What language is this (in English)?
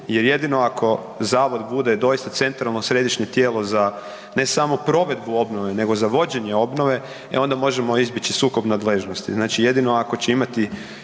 Croatian